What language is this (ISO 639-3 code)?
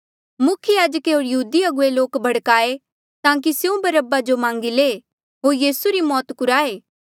mjl